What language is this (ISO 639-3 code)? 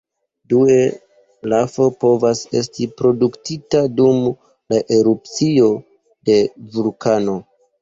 epo